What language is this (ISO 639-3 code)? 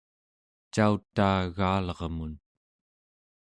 esu